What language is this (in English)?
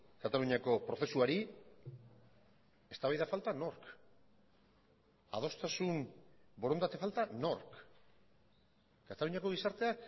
Basque